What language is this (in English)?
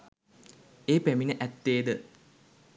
Sinhala